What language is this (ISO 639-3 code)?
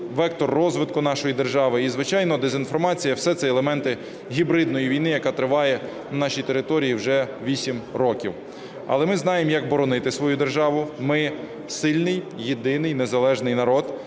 ukr